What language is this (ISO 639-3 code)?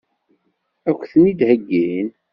kab